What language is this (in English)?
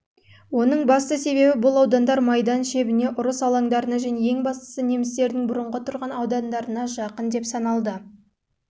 Kazakh